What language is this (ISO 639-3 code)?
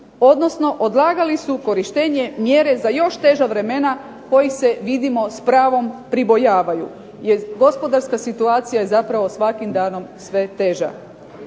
hrv